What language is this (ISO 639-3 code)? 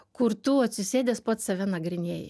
lit